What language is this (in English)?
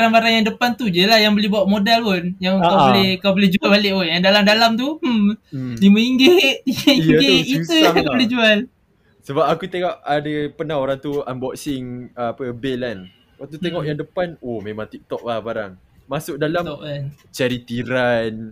Malay